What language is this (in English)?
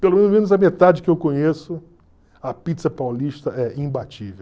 Portuguese